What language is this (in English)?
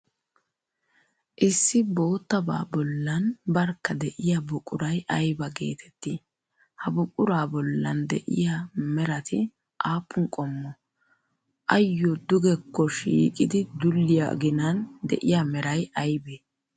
Wolaytta